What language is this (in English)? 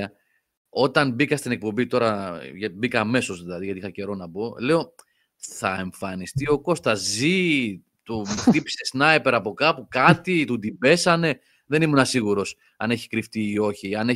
Greek